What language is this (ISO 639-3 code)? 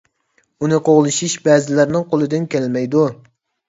uig